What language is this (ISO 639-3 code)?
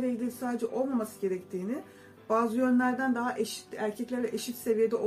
tur